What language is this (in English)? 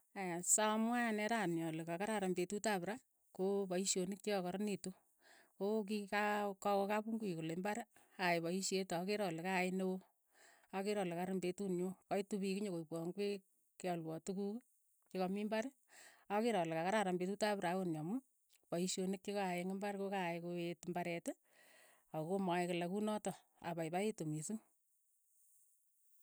Keiyo